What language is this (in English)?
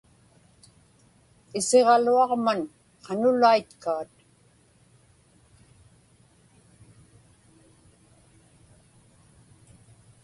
Inupiaq